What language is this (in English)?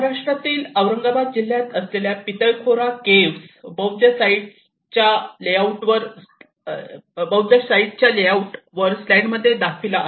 Marathi